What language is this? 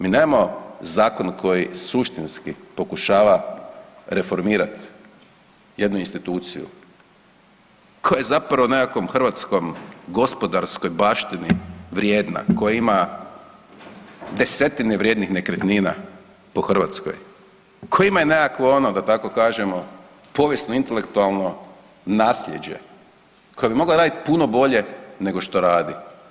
Croatian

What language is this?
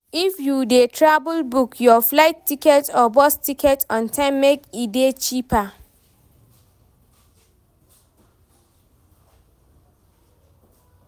Nigerian Pidgin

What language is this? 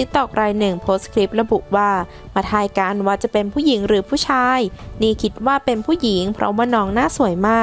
Thai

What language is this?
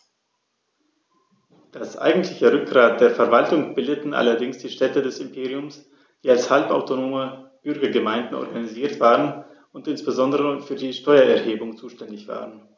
German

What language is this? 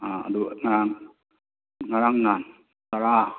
Manipuri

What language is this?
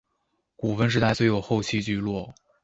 Chinese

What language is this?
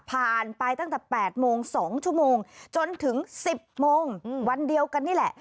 Thai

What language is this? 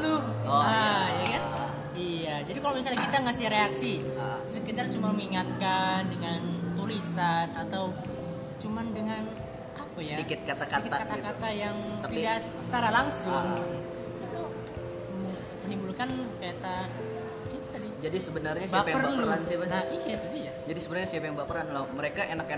Indonesian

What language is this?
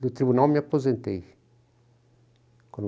Portuguese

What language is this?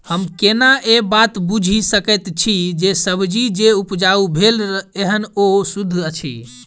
Maithili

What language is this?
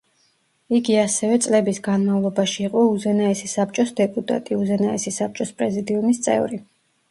Georgian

